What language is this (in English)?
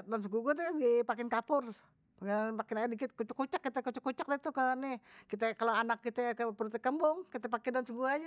Betawi